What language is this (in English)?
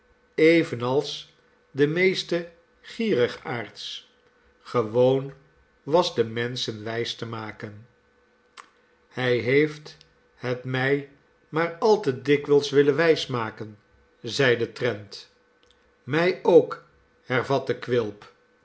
Dutch